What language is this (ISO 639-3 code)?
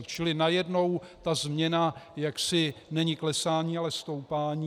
ces